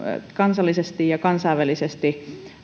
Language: Finnish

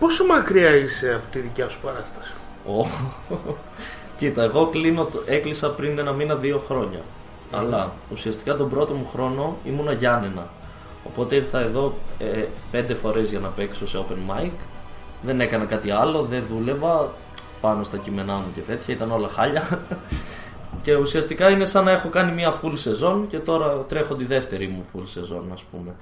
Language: Greek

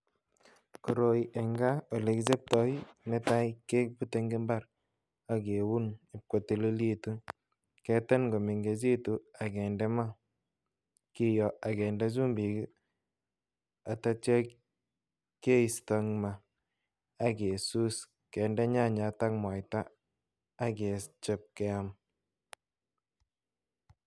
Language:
Kalenjin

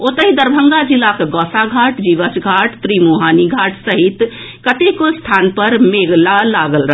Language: Maithili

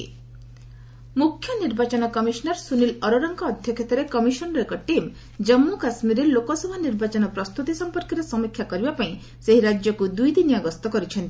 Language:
Odia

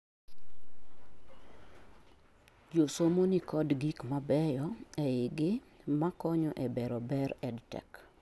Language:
Luo (Kenya and Tanzania)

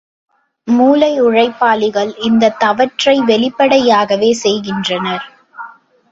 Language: Tamil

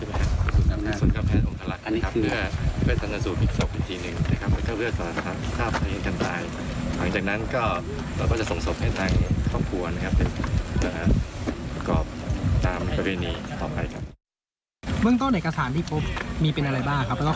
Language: Thai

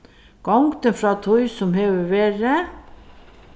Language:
Faroese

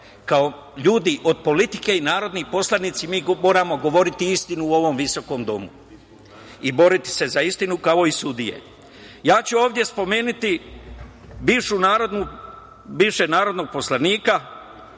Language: Serbian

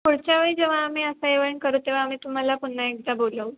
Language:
Marathi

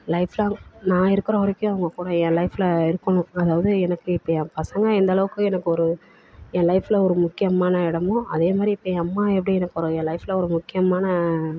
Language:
Tamil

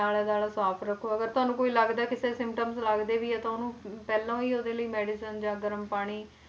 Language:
Punjabi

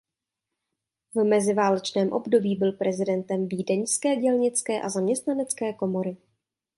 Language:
Czech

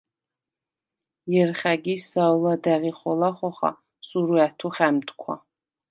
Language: Svan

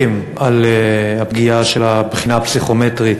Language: Hebrew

